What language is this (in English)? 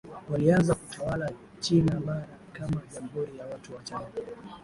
Swahili